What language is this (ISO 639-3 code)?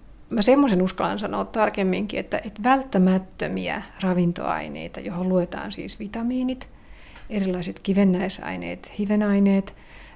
fin